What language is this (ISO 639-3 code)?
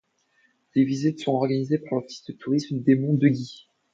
fra